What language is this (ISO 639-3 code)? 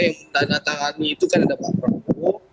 ind